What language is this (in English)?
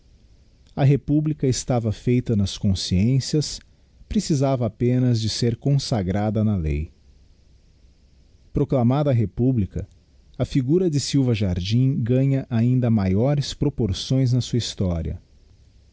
Portuguese